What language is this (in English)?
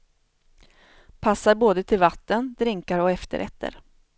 Swedish